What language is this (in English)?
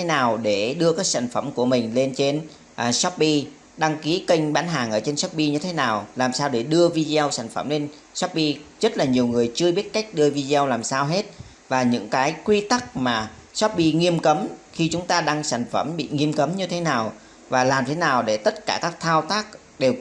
Vietnamese